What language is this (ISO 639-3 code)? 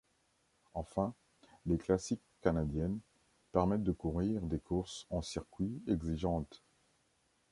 fra